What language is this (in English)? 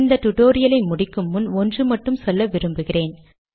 Tamil